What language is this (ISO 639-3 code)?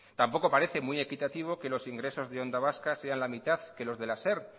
spa